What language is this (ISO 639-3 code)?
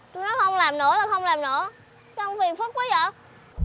vie